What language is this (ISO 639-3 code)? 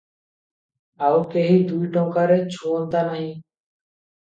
ori